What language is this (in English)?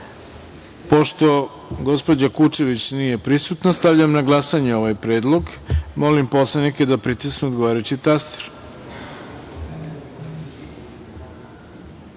Serbian